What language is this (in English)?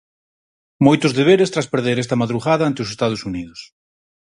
Galician